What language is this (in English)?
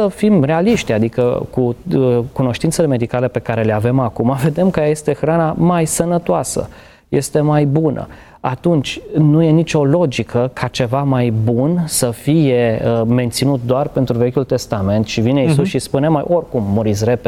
Romanian